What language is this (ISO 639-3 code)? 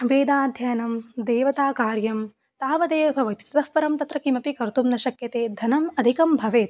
san